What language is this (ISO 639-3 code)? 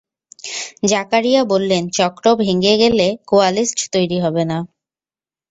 ben